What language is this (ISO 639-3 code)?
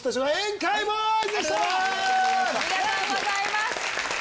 jpn